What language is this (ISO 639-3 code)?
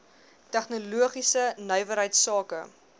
afr